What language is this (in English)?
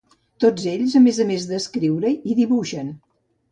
Catalan